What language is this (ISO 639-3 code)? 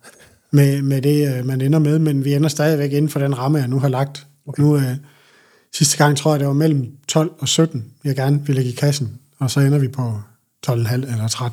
dan